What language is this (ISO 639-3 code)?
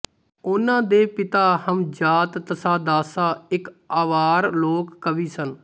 pan